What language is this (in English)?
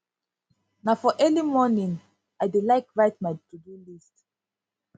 Nigerian Pidgin